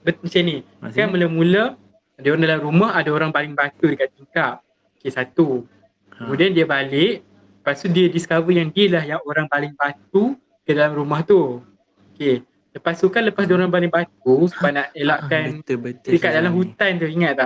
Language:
Malay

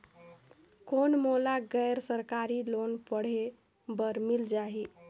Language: Chhattisgarhi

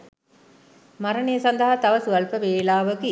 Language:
Sinhala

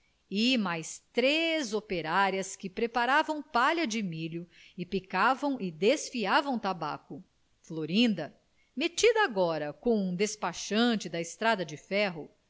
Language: Portuguese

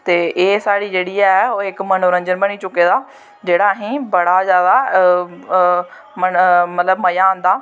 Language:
Dogri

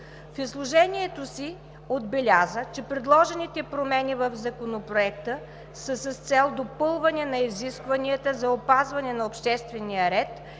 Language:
Bulgarian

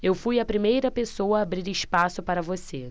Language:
Portuguese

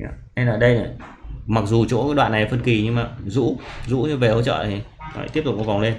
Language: Vietnamese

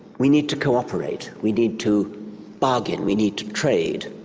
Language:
English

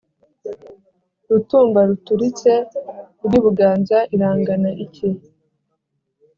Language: Kinyarwanda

